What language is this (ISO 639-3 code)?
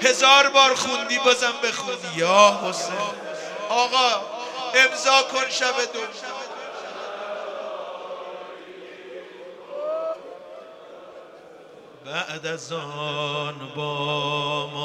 fas